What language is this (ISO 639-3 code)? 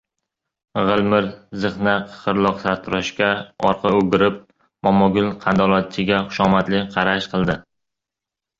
uzb